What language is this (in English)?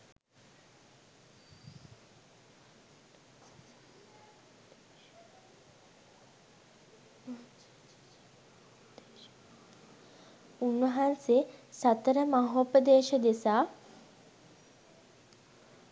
Sinhala